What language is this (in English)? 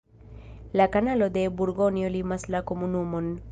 Esperanto